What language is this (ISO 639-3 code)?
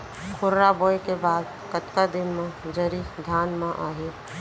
hne